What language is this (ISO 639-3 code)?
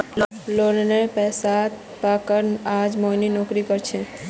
mag